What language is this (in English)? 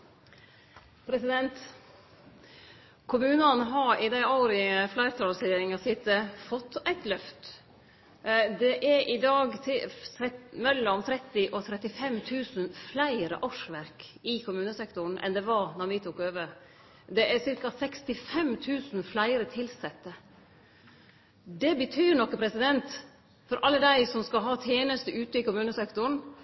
Norwegian Nynorsk